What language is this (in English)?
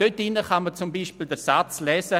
Swiss German